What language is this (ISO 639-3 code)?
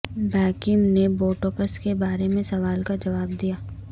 urd